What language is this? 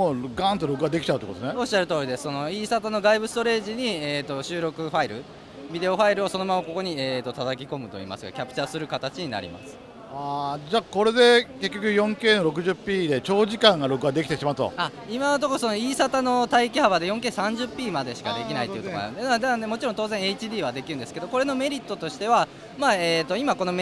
Japanese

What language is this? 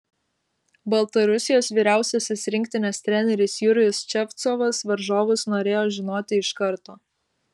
Lithuanian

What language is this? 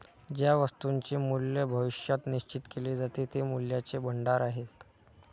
Marathi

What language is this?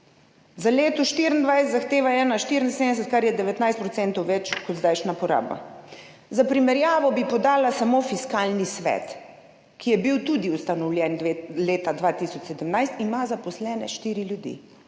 Slovenian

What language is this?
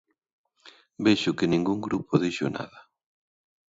Galician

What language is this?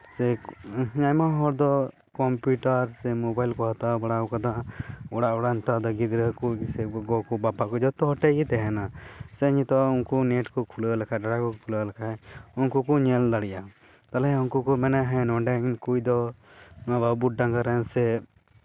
Santali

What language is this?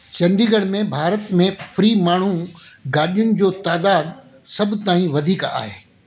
Sindhi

